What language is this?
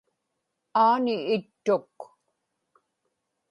Inupiaq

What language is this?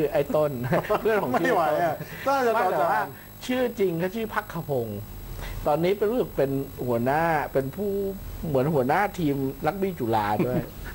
Thai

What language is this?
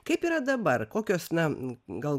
Lithuanian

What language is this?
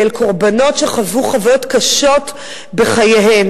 Hebrew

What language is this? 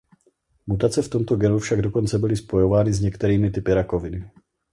Czech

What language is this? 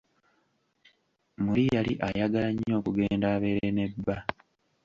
Ganda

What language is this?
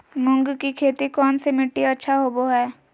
Magahi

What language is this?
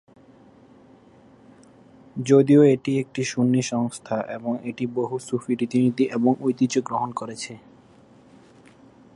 Bangla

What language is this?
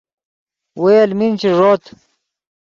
Yidgha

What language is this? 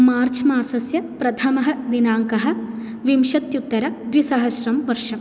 Sanskrit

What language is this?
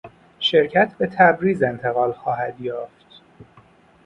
Persian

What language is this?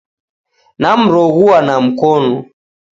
Taita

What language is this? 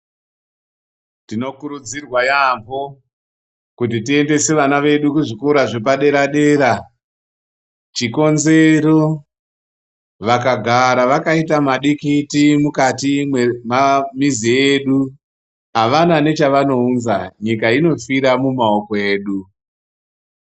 Ndau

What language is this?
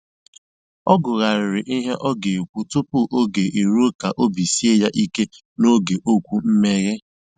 Igbo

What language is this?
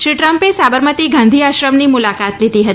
Gujarati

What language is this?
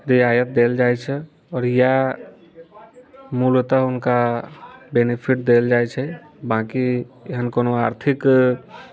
Maithili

